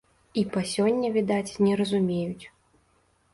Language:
Belarusian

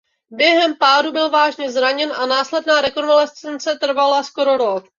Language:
Czech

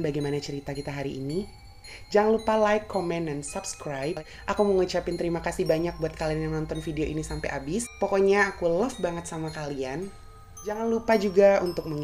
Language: Indonesian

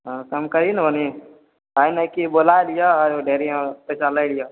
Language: Maithili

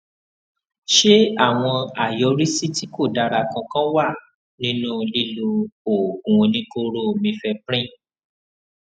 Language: Yoruba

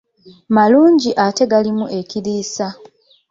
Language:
Ganda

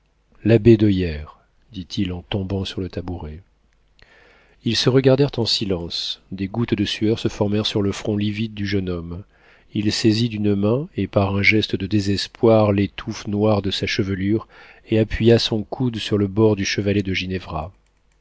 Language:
French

